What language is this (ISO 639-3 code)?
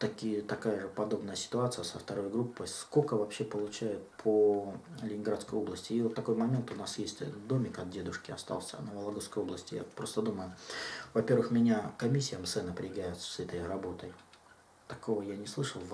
rus